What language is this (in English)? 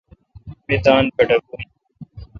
Kalkoti